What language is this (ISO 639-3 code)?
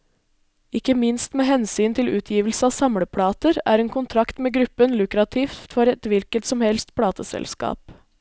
nor